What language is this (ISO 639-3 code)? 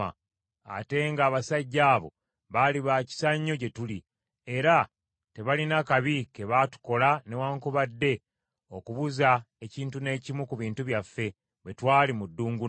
lug